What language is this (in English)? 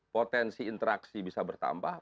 Indonesian